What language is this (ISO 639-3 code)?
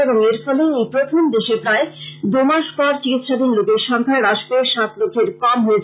ben